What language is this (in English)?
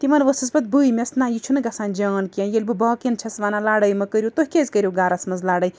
Kashmiri